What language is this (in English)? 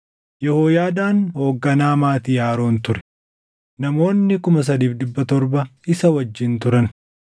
Oromo